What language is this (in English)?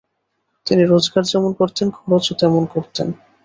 Bangla